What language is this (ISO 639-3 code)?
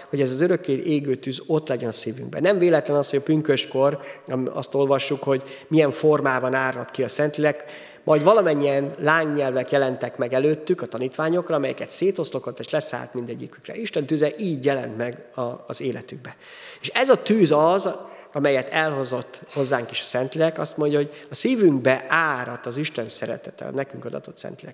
hun